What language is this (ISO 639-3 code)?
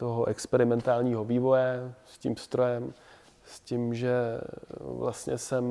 ces